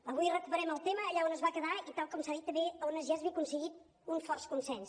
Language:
Catalan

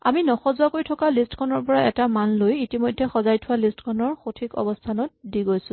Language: Assamese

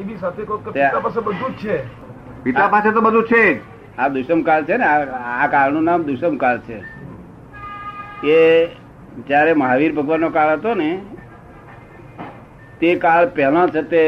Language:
Gujarati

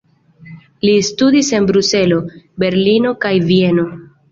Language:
Esperanto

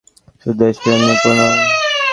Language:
Bangla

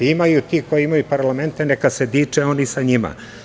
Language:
Serbian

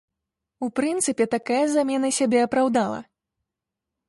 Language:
Belarusian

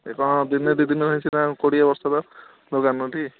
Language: Odia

